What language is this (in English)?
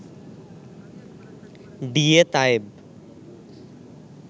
Bangla